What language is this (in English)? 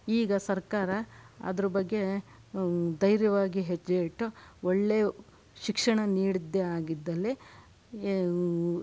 Kannada